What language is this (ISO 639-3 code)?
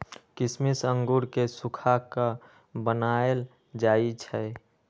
mag